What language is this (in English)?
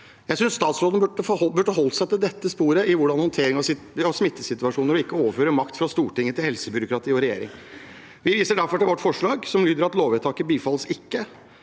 Norwegian